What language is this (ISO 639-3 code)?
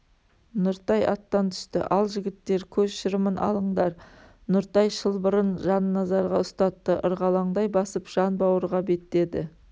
kaz